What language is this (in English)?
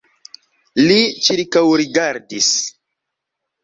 Esperanto